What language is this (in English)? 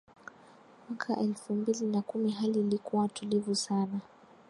Swahili